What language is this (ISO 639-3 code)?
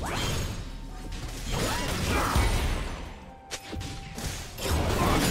kor